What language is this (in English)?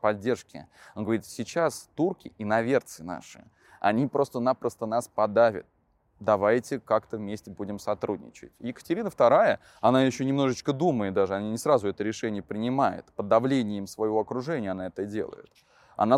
Russian